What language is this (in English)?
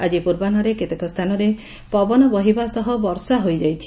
Odia